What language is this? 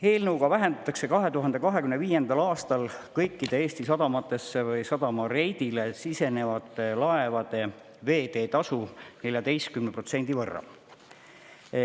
Estonian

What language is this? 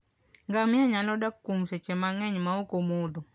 Luo (Kenya and Tanzania)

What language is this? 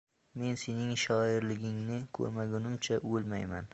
Uzbek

